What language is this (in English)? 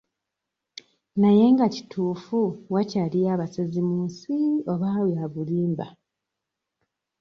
Ganda